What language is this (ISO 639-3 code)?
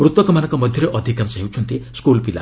ori